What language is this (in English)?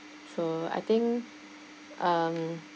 English